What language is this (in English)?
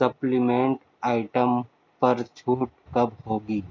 Urdu